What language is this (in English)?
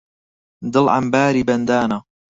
Central Kurdish